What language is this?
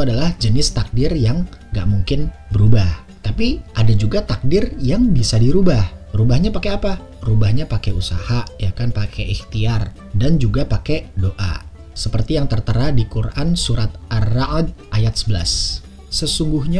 Indonesian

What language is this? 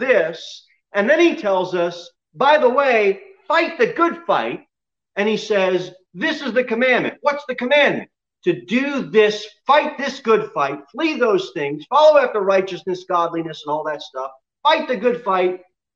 English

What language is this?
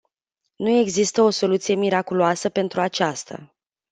Romanian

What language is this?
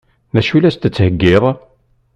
Kabyle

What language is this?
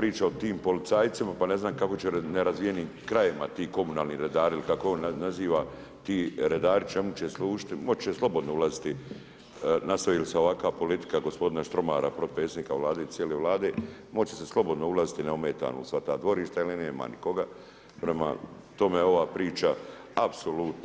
Croatian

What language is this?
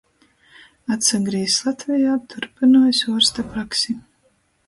Latgalian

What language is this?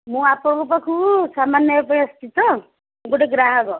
Odia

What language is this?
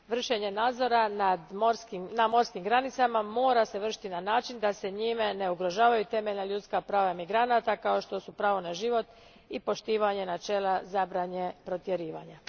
Croatian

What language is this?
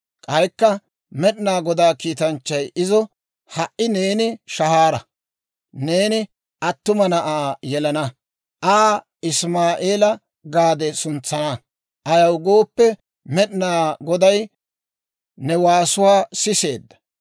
Dawro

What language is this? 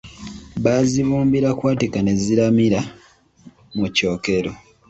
Ganda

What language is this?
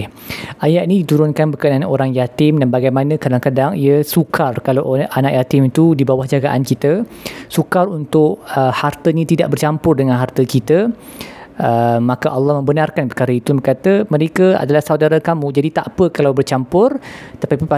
Malay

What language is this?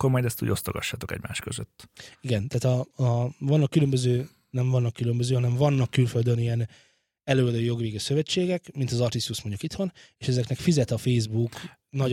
Hungarian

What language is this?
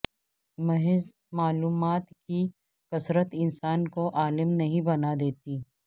Urdu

